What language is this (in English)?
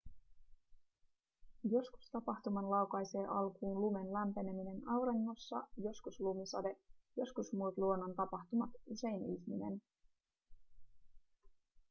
Finnish